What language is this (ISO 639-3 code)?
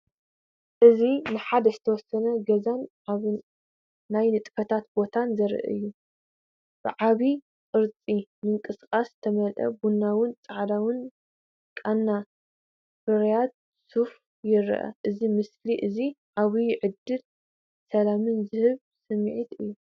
tir